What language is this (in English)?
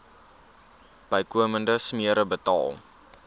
Afrikaans